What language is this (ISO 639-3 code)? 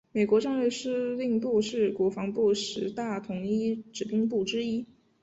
zho